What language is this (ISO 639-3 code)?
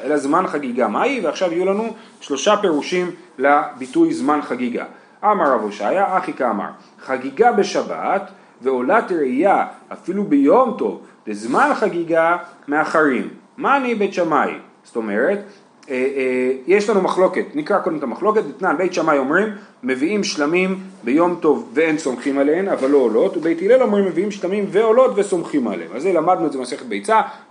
heb